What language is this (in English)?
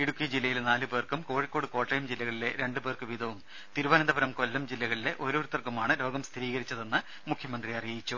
Malayalam